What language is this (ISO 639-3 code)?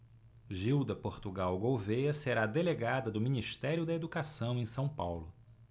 por